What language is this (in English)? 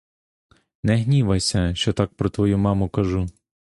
Ukrainian